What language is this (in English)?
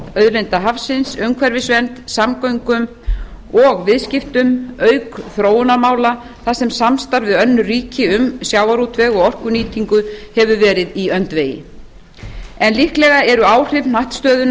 Icelandic